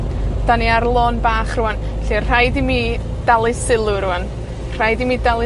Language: Welsh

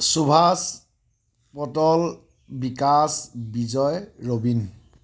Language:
Assamese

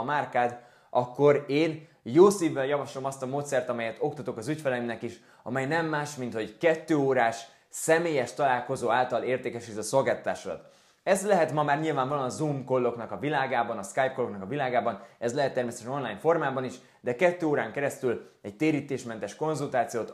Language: Hungarian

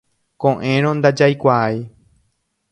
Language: Guarani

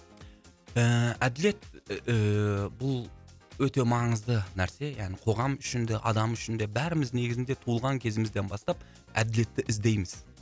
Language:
Kazakh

